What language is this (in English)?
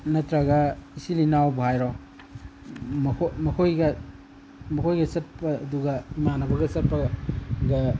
Manipuri